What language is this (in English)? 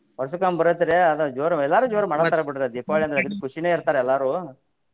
Kannada